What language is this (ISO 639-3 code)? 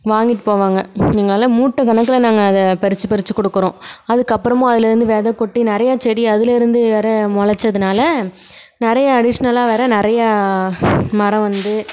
tam